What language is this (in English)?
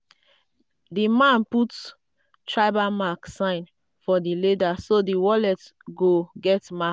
Nigerian Pidgin